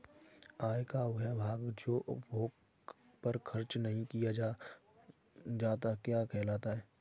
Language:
Hindi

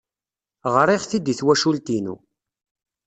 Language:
Kabyle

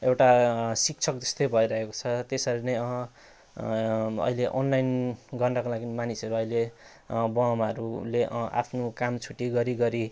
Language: Nepali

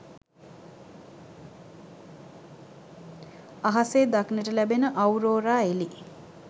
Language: Sinhala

